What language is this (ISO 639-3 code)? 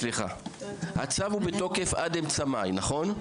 heb